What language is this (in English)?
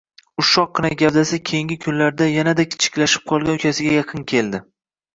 Uzbek